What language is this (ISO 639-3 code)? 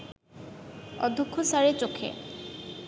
ben